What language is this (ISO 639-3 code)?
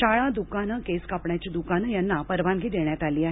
mar